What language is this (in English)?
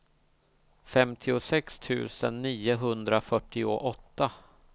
Swedish